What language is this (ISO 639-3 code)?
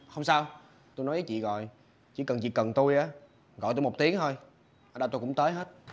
vie